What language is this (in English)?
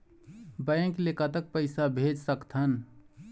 Chhattisgarhi